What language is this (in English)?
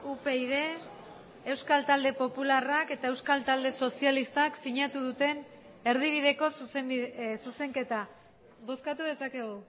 Basque